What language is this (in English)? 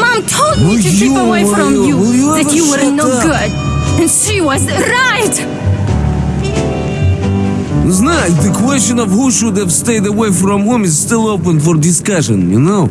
English